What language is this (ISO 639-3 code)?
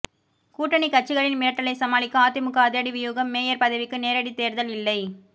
tam